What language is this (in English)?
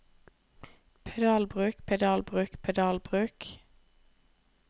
Norwegian